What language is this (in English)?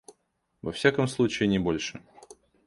Russian